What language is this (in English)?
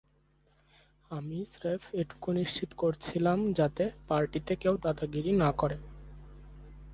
Bangla